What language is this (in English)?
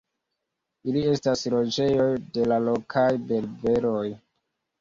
Esperanto